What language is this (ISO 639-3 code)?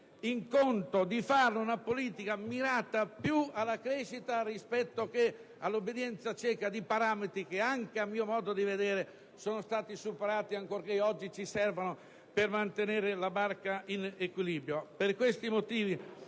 ita